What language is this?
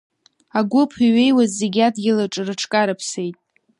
Abkhazian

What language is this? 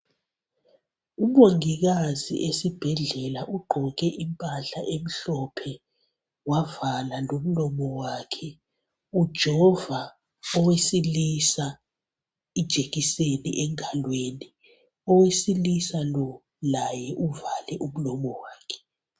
North Ndebele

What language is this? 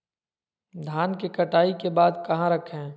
Magahi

